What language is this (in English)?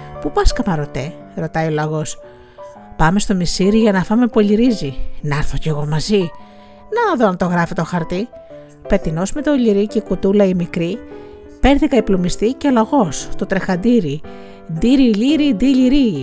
Greek